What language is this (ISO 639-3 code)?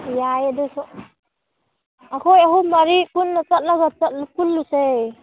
mni